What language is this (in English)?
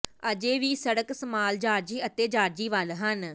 Punjabi